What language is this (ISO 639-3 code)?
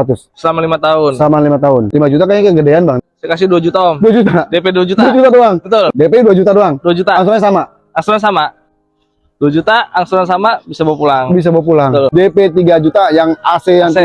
ind